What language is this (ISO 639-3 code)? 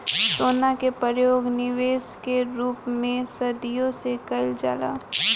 bho